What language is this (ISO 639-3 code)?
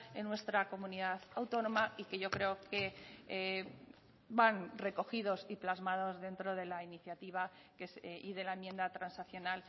spa